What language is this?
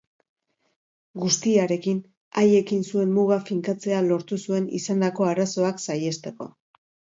Basque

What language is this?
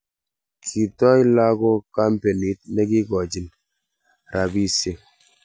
Kalenjin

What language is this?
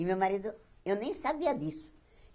Portuguese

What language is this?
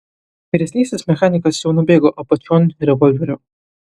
Lithuanian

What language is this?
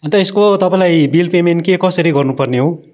Nepali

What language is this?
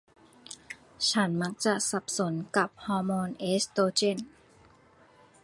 Thai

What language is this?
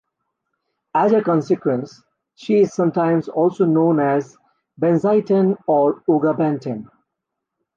English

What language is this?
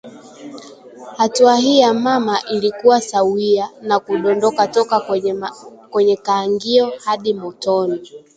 Swahili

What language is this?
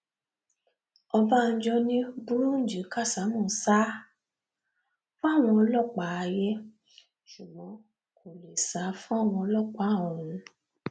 Yoruba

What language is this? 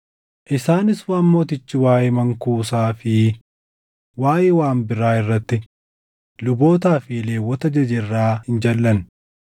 Oromo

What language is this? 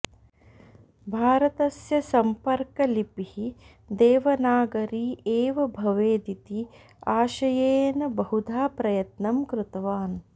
Sanskrit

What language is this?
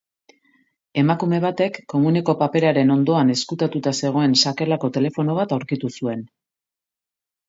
Basque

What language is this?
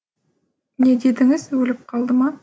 Kazakh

